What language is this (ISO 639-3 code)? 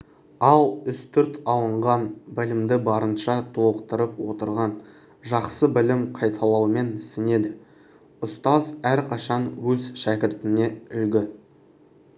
kaz